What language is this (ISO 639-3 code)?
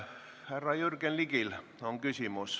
est